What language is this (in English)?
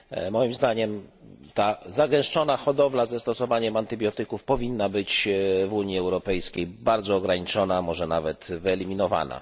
Polish